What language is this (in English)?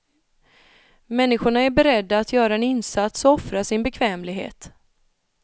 Swedish